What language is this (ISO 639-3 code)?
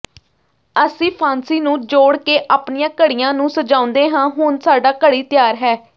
pan